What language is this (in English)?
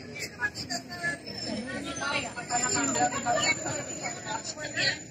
Indonesian